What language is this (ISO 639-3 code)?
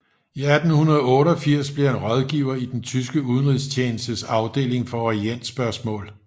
dan